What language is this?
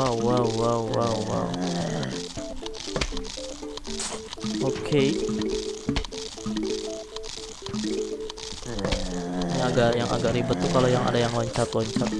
Indonesian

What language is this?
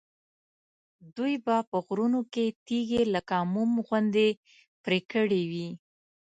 Pashto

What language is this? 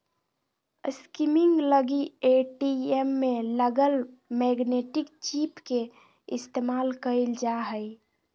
Magahi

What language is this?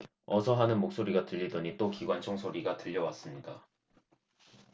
Korean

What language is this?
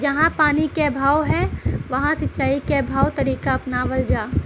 Bhojpuri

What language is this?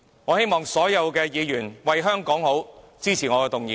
Cantonese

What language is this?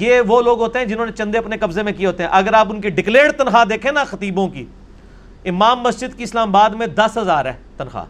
Urdu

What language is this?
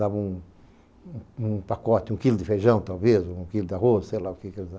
Portuguese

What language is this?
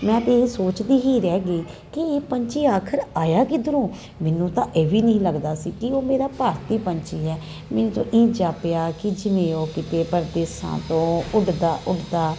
Punjabi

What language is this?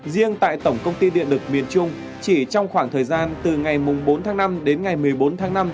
Vietnamese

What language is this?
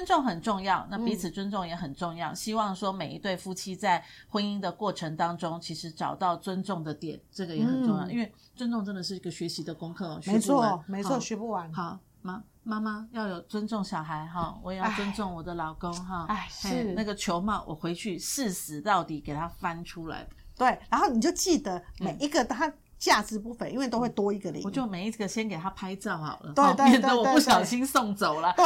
Chinese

